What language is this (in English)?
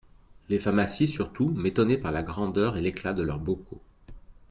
French